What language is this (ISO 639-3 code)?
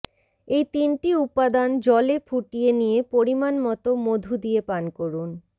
ben